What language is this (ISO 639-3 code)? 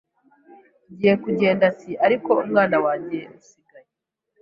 kin